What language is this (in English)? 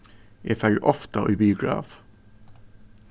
Faroese